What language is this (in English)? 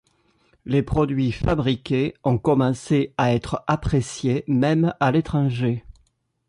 French